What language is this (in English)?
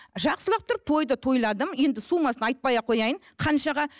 Kazakh